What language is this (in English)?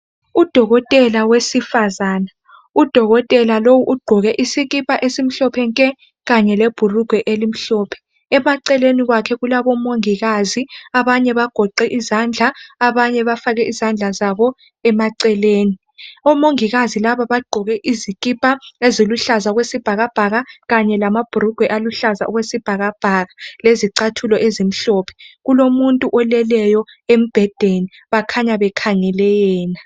North Ndebele